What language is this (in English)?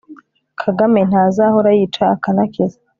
Kinyarwanda